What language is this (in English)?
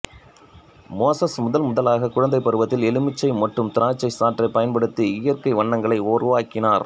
Tamil